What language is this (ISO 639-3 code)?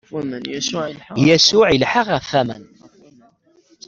kab